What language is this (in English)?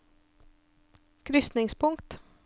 Norwegian